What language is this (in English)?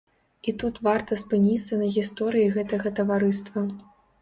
Belarusian